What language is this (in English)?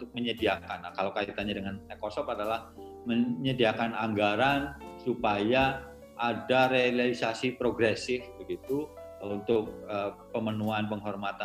Indonesian